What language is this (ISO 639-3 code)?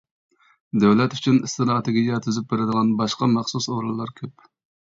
uig